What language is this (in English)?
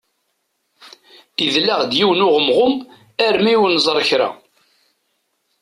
Kabyle